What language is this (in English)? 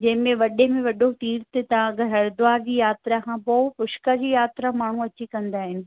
Sindhi